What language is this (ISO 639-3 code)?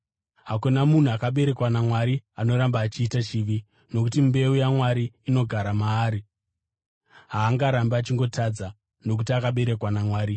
sna